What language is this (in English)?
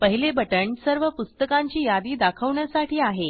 Marathi